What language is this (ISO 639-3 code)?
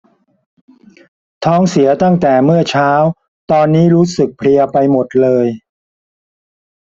tha